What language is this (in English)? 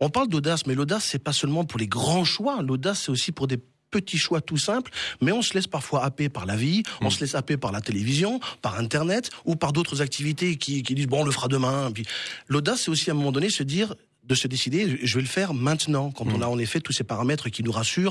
French